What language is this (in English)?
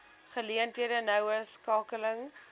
Afrikaans